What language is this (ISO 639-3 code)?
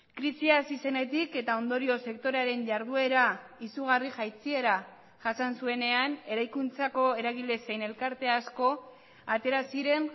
eus